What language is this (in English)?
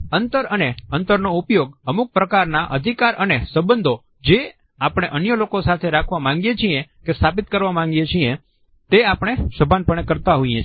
Gujarati